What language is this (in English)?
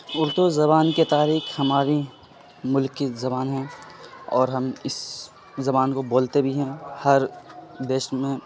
Urdu